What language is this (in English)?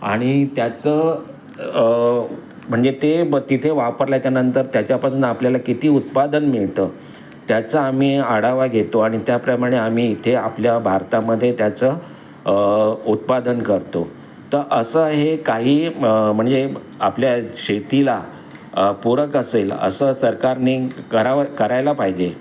Marathi